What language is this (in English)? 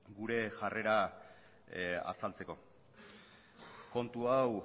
Basque